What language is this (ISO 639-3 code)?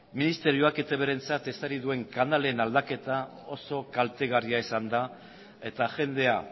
eus